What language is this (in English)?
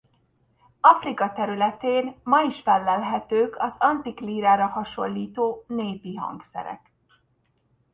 Hungarian